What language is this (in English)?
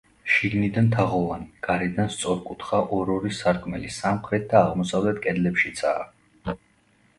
Georgian